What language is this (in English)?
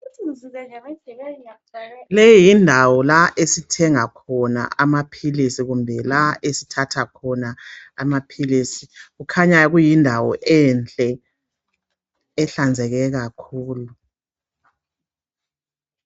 North Ndebele